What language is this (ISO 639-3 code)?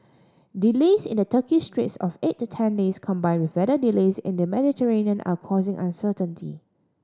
eng